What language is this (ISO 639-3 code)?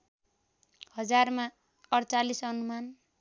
nep